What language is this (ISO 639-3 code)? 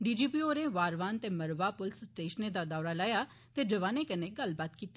doi